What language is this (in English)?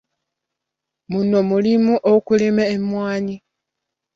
Ganda